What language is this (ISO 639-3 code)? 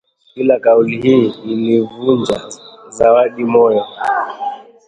swa